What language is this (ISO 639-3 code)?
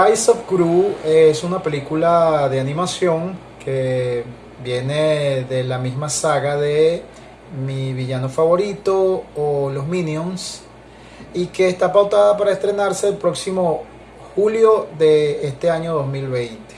spa